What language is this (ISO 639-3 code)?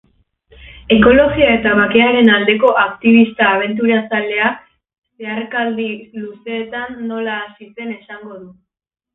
eus